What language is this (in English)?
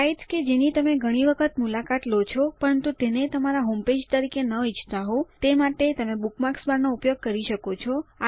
Gujarati